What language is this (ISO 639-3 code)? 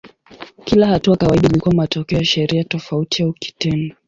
swa